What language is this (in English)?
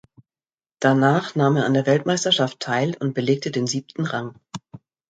German